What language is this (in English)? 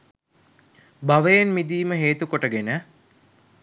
Sinhala